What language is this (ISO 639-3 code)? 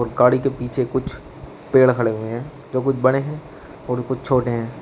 hin